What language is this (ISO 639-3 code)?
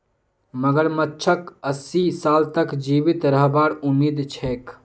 mag